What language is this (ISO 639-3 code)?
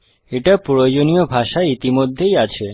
ben